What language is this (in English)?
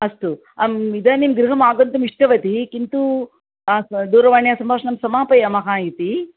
Sanskrit